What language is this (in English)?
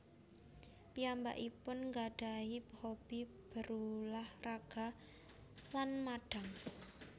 Javanese